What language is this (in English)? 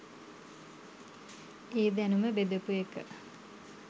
Sinhala